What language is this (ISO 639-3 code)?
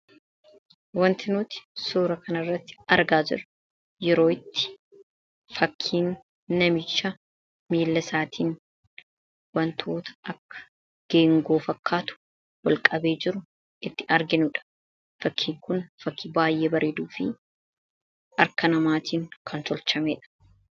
orm